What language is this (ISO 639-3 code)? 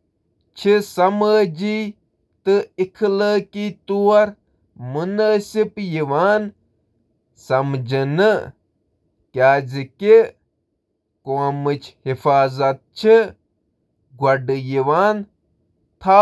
kas